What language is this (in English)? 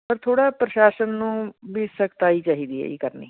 Punjabi